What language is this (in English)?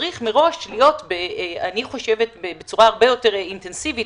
Hebrew